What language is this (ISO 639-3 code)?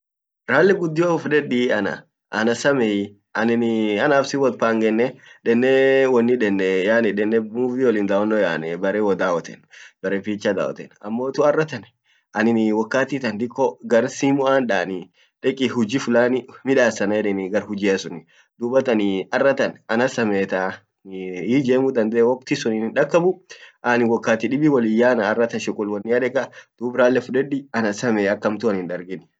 orc